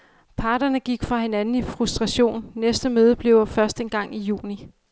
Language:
Danish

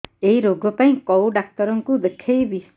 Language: Odia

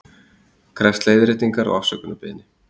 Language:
Icelandic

